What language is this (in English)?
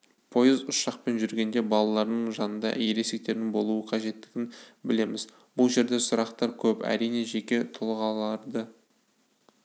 Kazakh